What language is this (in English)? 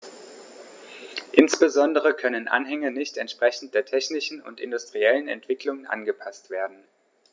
German